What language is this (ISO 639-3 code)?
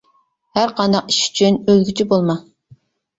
uig